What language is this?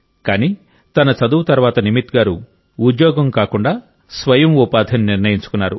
Telugu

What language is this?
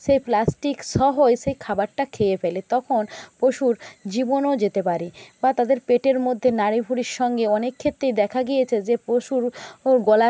Bangla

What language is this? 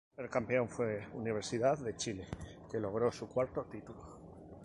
Spanish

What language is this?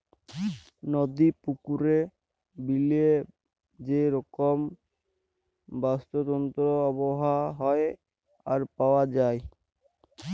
Bangla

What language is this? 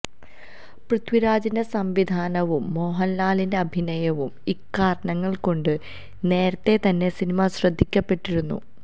Malayalam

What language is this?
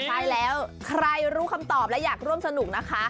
Thai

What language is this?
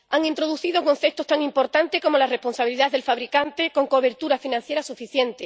Spanish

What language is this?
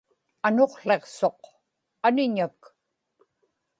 Inupiaq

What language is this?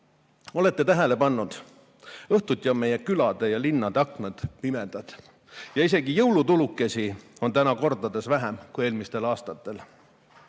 Estonian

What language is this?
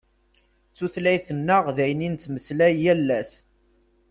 Kabyle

